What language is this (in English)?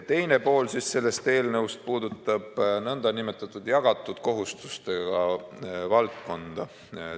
Estonian